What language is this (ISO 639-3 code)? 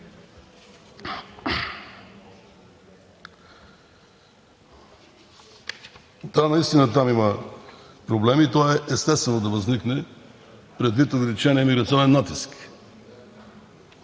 bul